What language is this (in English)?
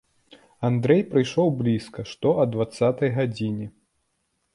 Belarusian